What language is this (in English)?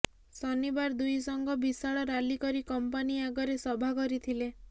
Odia